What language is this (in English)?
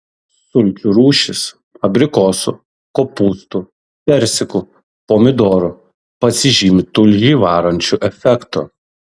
Lithuanian